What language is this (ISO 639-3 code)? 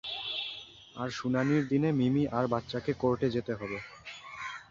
ben